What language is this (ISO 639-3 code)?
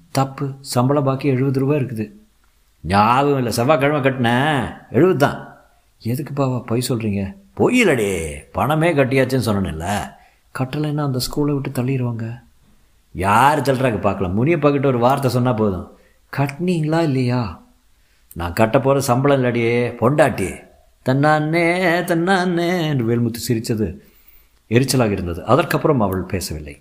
tam